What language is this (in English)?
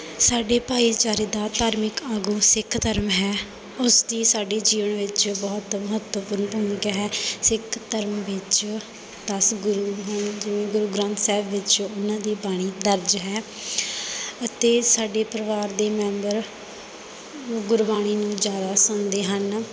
Punjabi